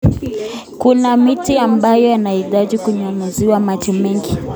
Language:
Kalenjin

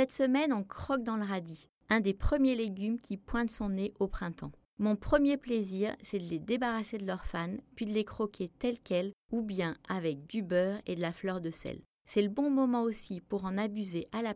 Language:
French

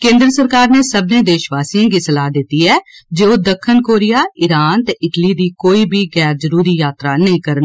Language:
Dogri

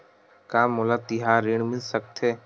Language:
Chhattisgarhi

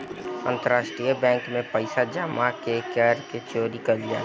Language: Bhojpuri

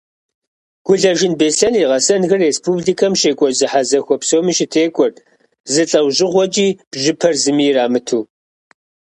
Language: Kabardian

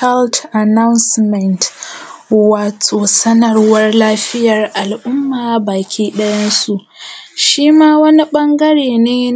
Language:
Hausa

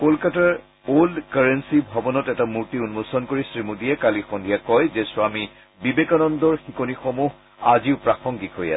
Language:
Assamese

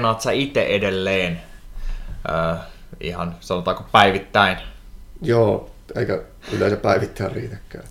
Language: Finnish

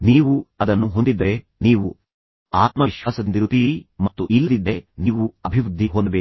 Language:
Kannada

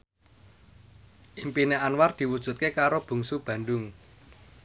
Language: Javanese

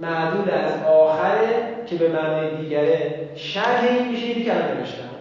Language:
Persian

